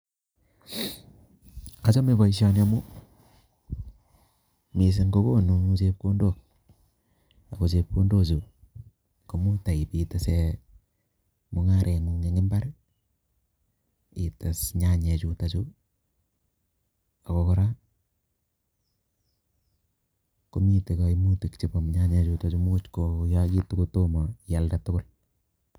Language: Kalenjin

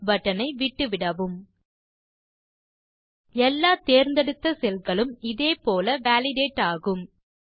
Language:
Tamil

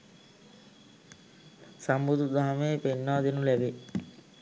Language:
Sinhala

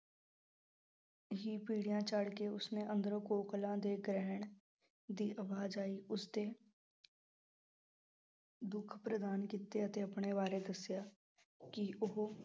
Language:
Punjabi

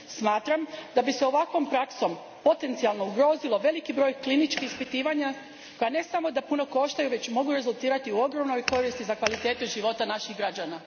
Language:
Croatian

